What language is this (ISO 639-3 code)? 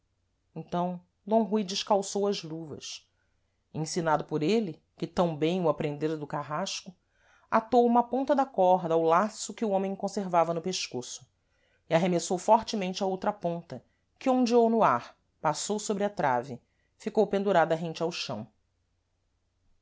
por